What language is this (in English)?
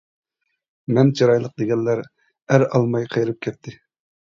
Uyghur